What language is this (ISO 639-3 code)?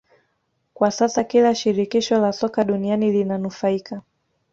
swa